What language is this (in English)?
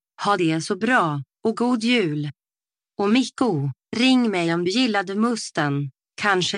Finnish